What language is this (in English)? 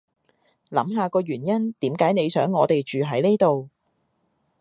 Cantonese